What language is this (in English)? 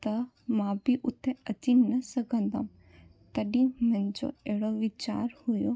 Sindhi